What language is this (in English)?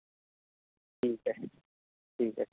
Urdu